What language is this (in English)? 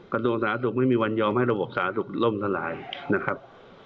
Thai